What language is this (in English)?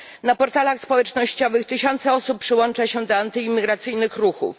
Polish